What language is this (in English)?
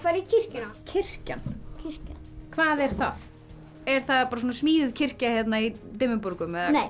Icelandic